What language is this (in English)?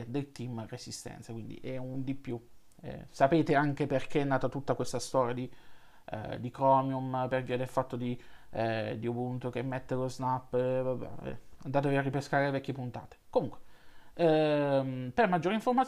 Italian